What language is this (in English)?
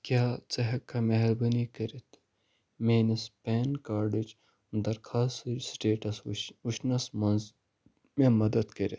Kashmiri